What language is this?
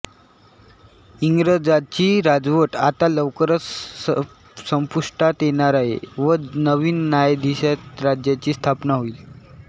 Marathi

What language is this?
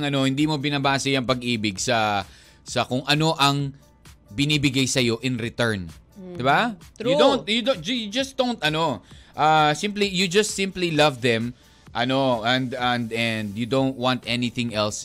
Filipino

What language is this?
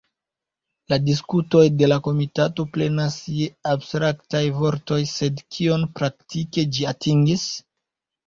Esperanto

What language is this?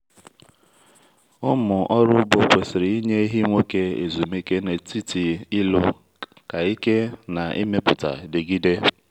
Igbo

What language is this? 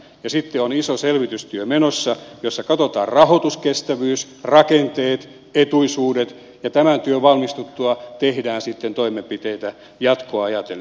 Finnish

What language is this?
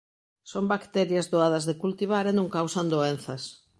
Galician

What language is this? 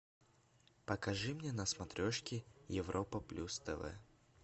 Russian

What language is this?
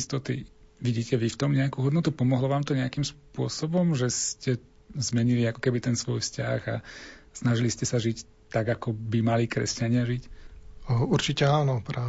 Slovak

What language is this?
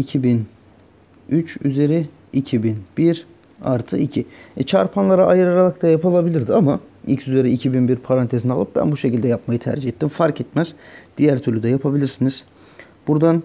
Turkish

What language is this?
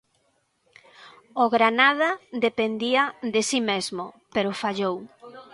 Galician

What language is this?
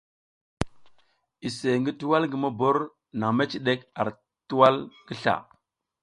South Giziga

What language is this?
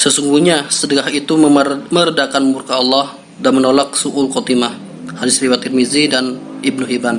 Indonesian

